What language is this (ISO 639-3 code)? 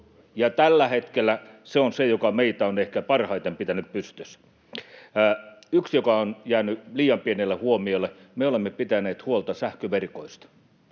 fin